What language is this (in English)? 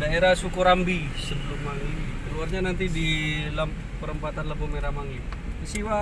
Indonesian